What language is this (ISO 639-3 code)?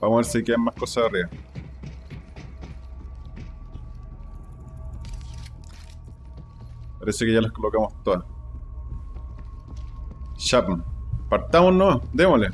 spa